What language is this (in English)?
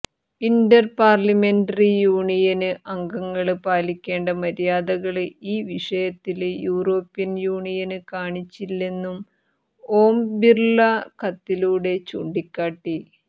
Malayalam